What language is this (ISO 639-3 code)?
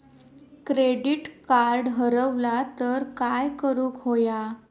mar